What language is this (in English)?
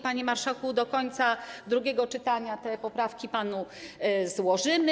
Polish